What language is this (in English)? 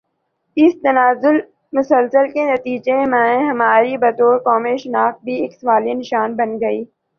Urdu